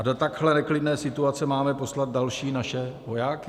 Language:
Czech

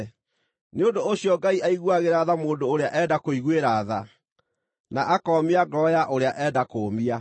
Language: Kikuyu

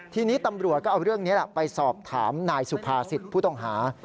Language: Thai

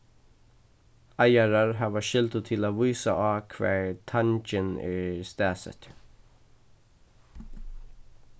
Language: Faroese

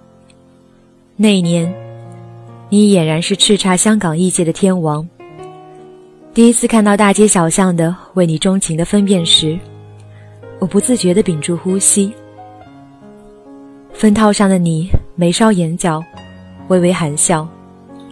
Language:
Chinese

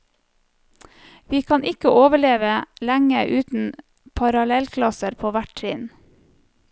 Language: Norwegian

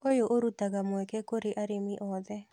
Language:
Kikuyu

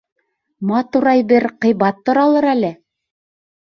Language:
Bashkir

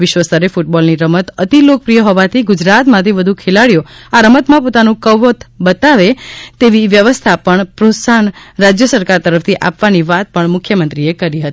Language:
Gujarati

